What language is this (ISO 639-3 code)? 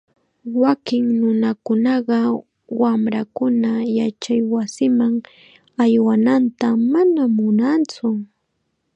qxa